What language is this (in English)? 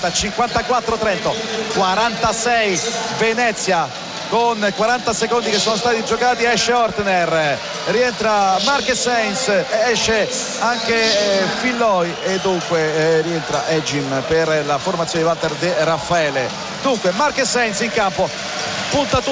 Italian